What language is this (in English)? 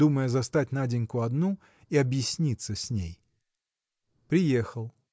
Russian